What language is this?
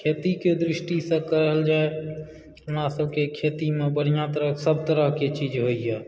Maithili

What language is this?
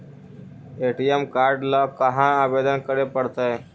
Magahi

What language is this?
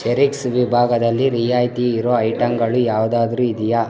Kannada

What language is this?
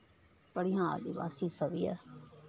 Maithili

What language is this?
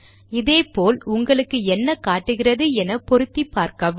Tamil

